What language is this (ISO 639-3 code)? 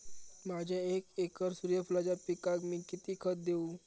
mar